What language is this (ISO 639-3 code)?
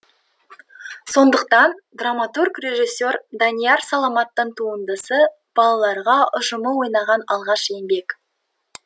kaz